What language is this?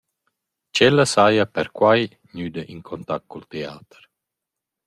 Romansh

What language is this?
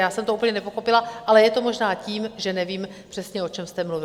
Czech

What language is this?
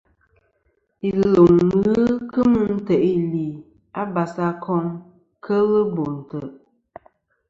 Kom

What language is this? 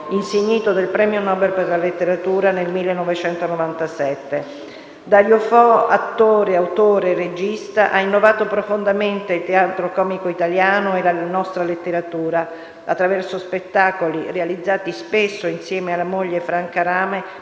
Italian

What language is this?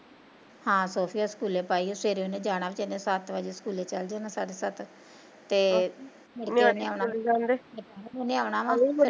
Punjabi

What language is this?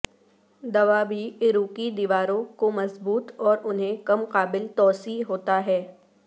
Urdu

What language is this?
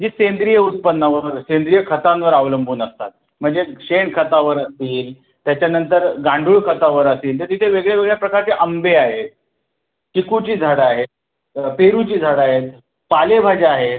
Marathi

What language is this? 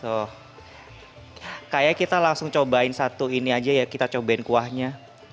Indonesian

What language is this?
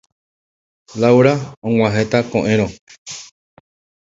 Guarani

